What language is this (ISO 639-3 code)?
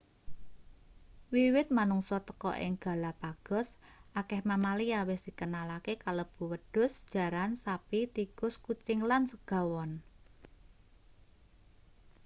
jav